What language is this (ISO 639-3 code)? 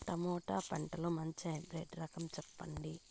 tel